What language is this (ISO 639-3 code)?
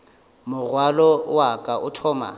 nso